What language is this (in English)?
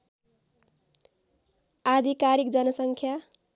Nepali